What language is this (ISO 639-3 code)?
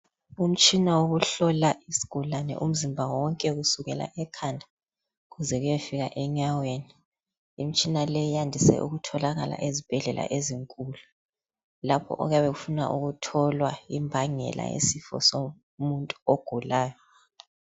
nde